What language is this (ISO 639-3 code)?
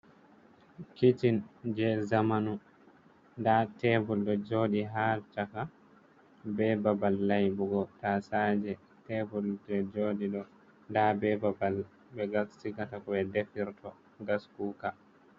ful